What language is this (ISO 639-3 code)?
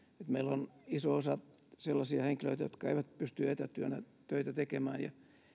fin